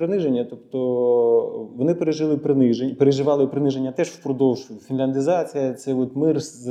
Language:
Ukrainian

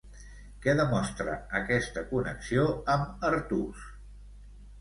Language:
Catalan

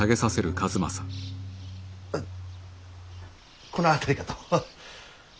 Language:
Japanese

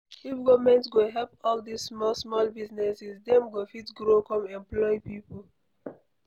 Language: Nigerian Pidgin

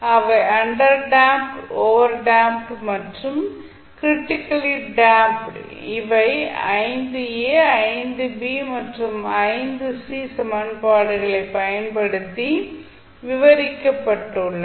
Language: Tamil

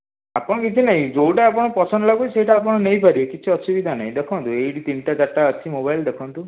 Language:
Odia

